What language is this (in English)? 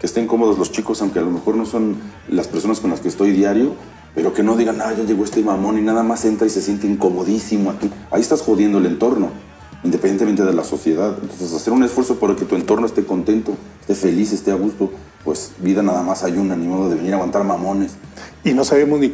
Spanish